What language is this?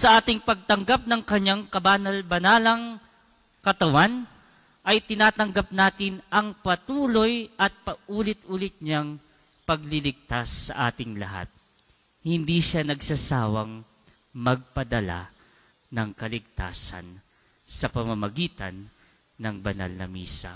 Filipino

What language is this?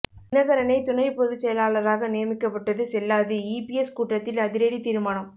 Tamil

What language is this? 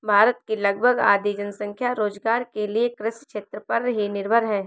Hindi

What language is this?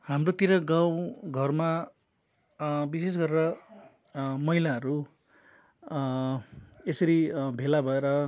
Nepali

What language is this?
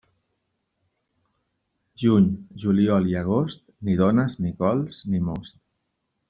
Catalan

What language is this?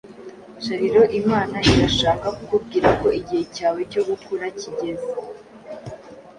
Kinyarwanda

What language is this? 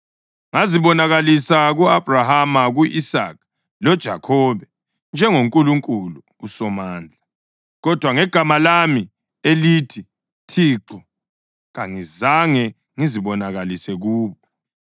North Ndebele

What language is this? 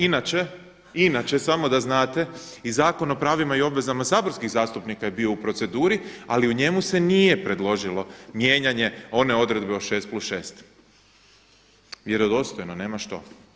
Croatian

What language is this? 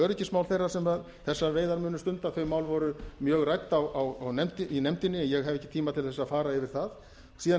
Icelandic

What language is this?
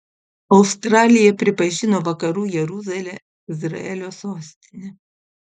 Lithuanian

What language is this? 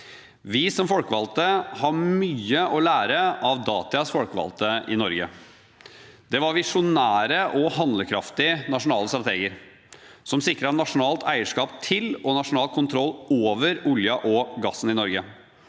Norwegian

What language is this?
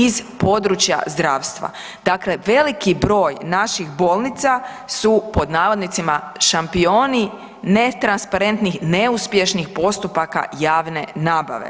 Croatian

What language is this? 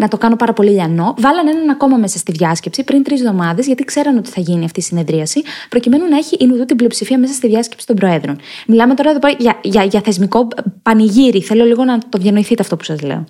Greek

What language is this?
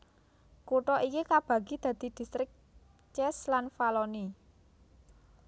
Javanese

